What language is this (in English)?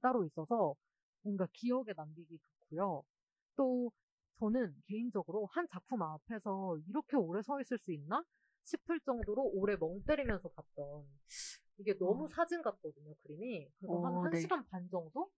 Korean